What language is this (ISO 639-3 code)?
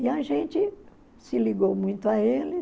por